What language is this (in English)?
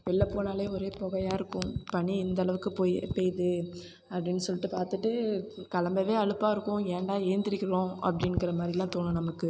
Tamil